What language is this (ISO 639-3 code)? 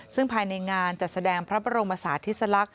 tha